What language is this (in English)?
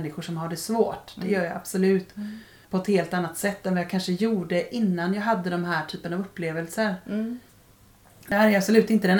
Swedish